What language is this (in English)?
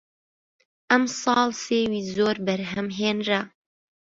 Central Kurdish